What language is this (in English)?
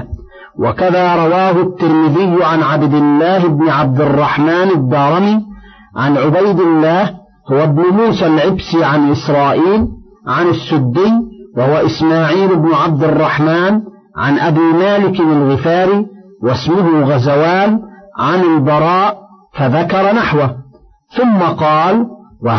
Arabic